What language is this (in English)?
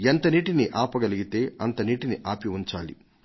Telugu